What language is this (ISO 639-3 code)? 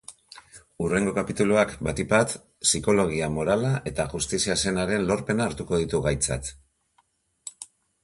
eus